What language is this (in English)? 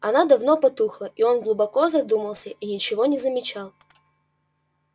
Russian